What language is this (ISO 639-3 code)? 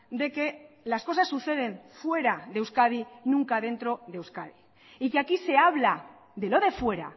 spa